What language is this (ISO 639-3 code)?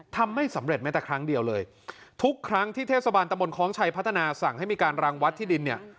tha